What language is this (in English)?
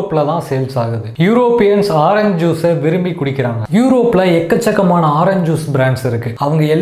Tamil